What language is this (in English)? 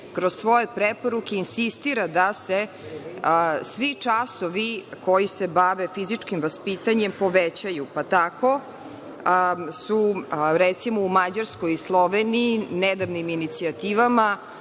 Serbian